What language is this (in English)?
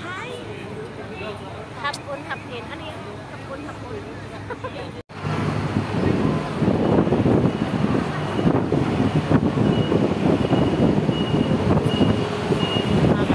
Filipino